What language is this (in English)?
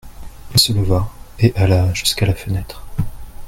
French